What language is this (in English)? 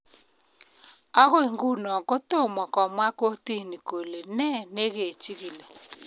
Kalenjin